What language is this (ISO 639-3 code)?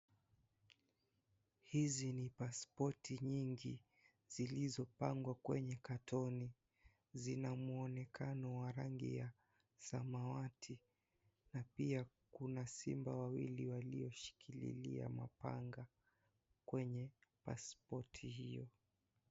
swa